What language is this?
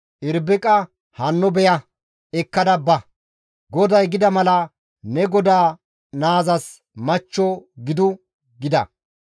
Gamo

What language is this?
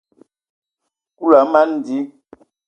Ewondo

